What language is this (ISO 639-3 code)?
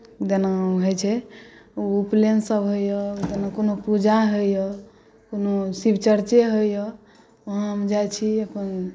mai